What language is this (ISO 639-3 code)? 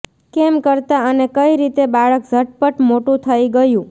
guj